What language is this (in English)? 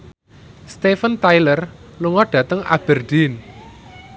Javanese